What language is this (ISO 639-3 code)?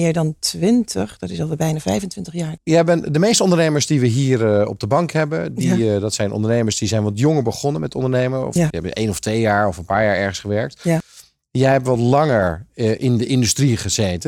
nld